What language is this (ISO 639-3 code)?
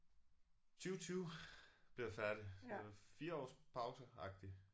dan